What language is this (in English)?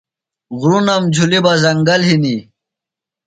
Phalura